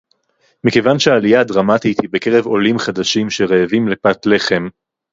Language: Hebrew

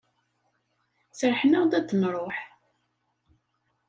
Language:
Kabyle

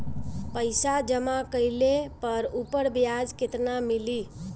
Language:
Bhojpuri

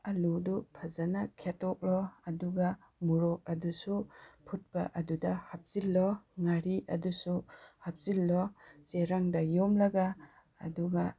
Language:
Manipuri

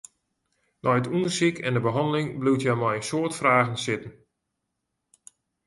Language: Western Frisian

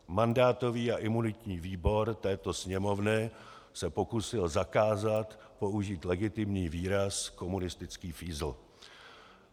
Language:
Czech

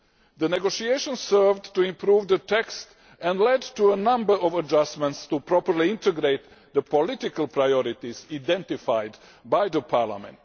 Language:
English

